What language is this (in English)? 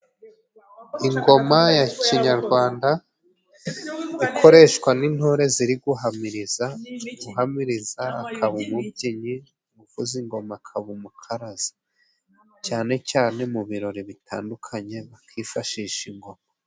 Kinyarwanda